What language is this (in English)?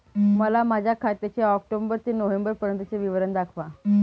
Marathi